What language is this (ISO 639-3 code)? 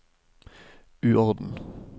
nor